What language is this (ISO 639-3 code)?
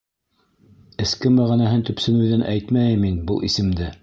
bak